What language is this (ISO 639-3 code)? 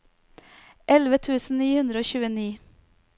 nor